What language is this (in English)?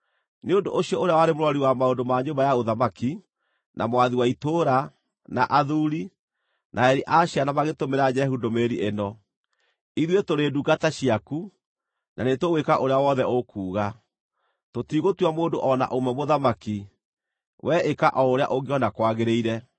Kikuyu